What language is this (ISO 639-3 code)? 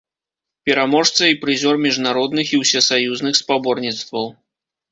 bel